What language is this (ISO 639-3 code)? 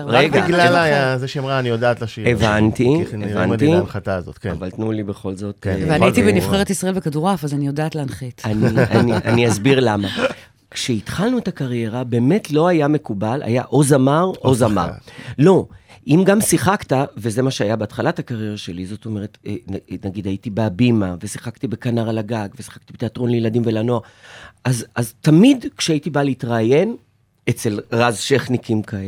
heb